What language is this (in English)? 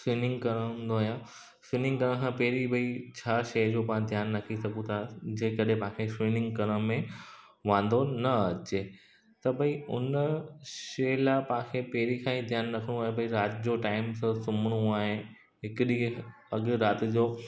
Sindhi